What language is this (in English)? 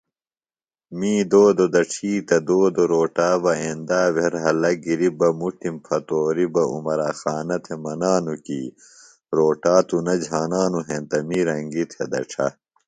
Phalura